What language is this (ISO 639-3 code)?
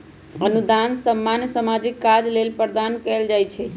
mag